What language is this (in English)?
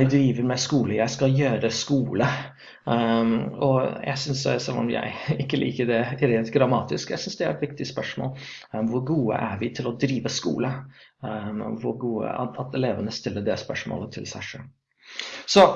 Norwegian